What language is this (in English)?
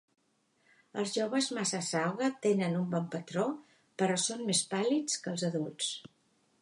Catalan